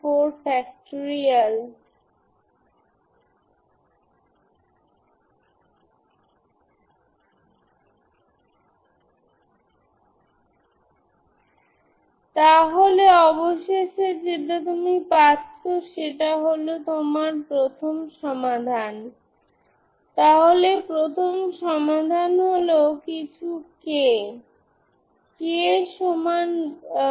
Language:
Bangla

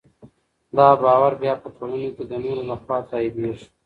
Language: Pashto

